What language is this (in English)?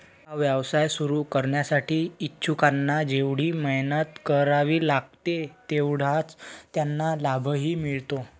Marathi